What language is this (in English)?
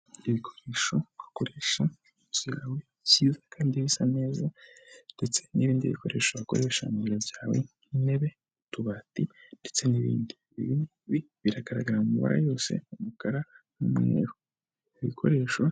Kinyarwanda